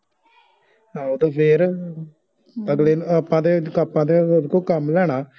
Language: Punjabi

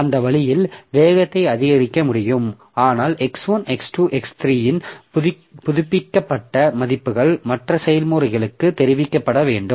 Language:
Tamil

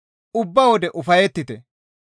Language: Gamo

